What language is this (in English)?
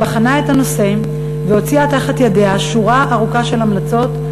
Hebrew